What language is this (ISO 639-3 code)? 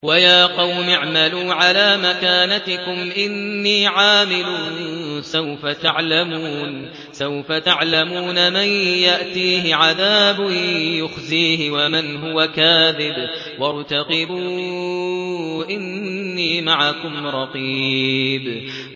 ara